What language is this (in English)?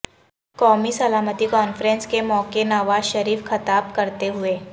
Urdu